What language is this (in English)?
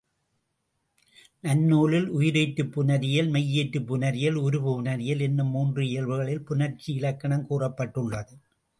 Tamil